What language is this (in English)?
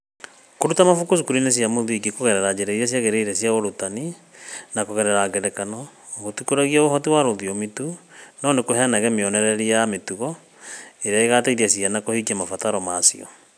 Kikuyu